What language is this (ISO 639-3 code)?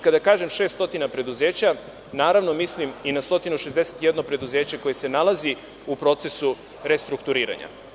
srp